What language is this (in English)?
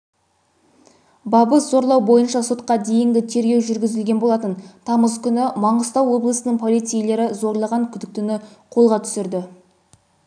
Kazakh